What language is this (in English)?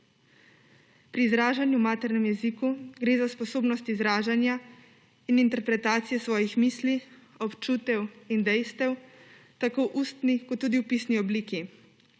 Slovenian